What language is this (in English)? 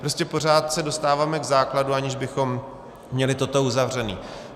Czech